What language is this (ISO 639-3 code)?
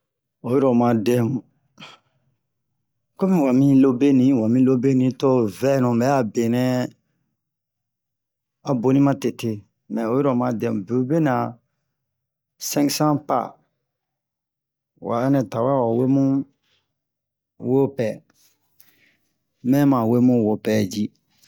bmq